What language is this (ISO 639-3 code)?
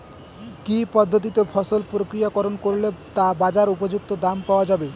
ben